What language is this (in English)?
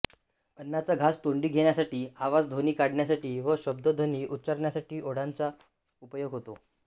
Marathi